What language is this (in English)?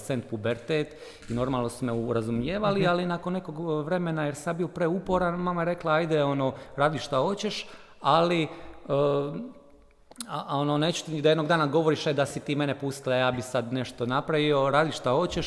Croatian